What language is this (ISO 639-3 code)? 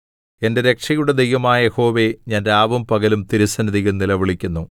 mal